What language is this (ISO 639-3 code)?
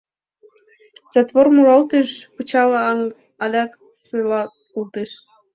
chm